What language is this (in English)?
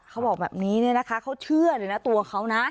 Thai